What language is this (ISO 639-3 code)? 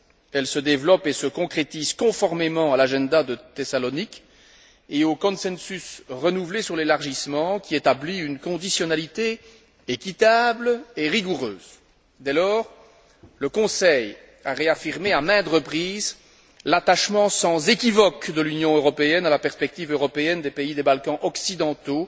fra